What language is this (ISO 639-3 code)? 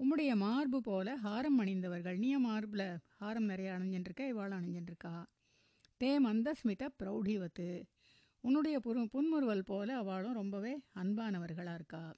tam